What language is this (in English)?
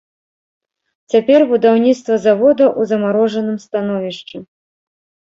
Belarusian